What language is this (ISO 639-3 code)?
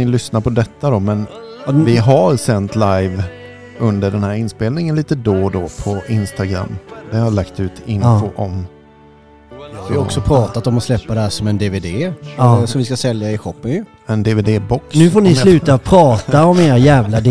swe